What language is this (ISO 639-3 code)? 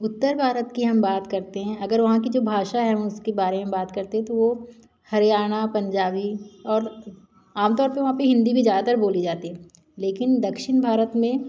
hin